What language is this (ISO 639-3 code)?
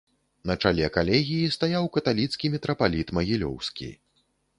bel